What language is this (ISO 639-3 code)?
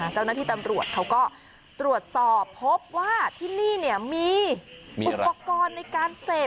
tha